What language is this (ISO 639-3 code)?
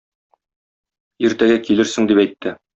tat